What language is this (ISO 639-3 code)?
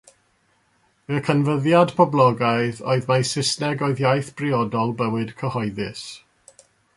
cym